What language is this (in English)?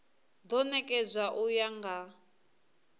Venda